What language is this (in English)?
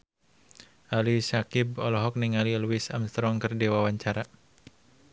Sundanese